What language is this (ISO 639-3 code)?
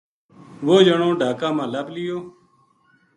gju